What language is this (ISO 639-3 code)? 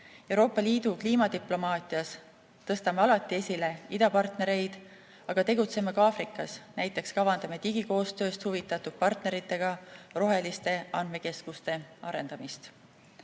est